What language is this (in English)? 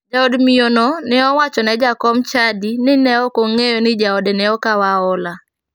Luo (Kenya and Tanzania)